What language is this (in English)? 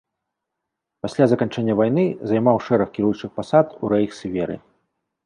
Belarusian